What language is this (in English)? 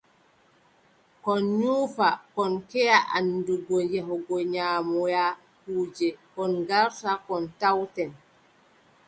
Adamawa Fulfulde